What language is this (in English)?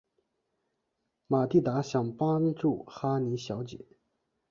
Chinese